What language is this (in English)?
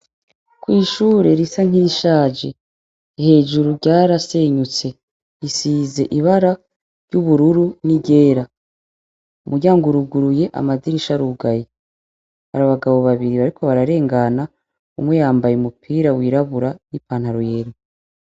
Rundi